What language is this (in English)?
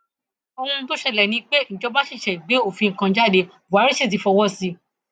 Yoruba